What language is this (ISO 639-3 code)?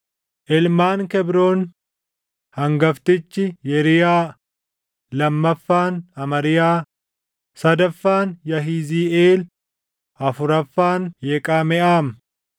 orm